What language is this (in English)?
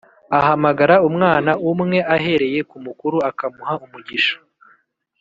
Kinyarwanda